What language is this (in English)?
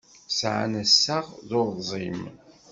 Kabyle